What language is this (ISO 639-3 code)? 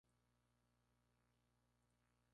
spa